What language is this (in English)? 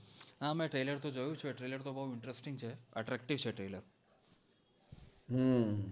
Gujarati